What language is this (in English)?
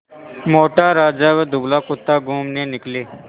Hindi